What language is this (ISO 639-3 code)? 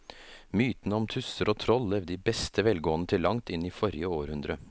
nor